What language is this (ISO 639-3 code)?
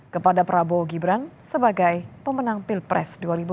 ind